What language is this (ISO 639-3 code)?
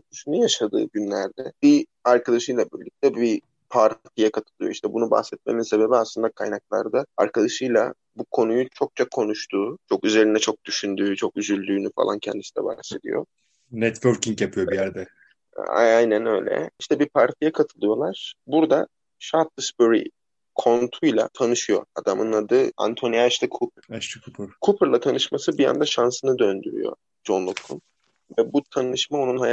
tur